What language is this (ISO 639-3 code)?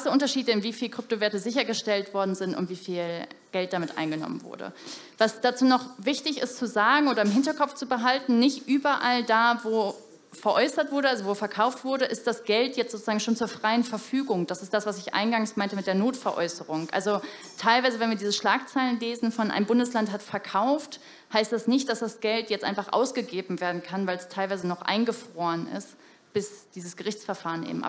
deu